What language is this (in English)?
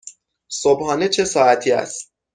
Persian